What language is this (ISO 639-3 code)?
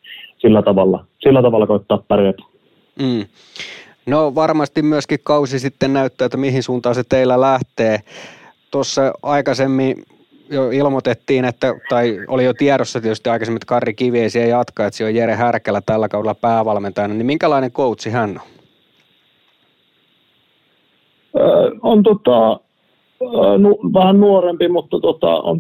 fin